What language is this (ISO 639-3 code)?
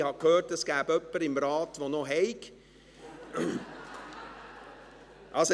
gsw